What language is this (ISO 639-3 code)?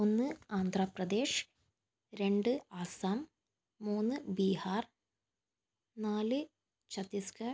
mal